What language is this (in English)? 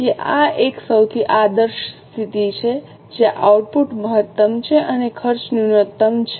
Gujarati